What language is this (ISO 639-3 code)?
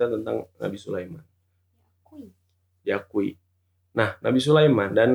ind